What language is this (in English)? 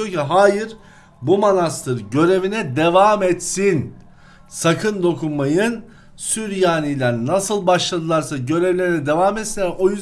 Turkish